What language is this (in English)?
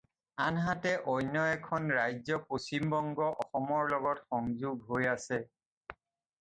Assamese